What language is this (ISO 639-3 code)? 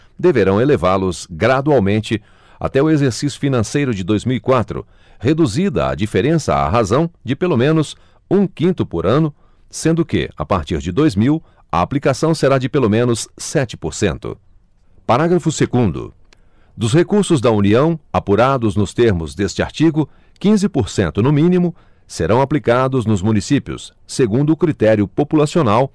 por